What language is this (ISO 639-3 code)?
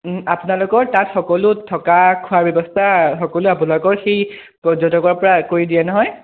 asm